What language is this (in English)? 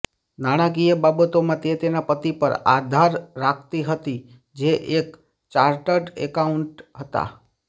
Gujarati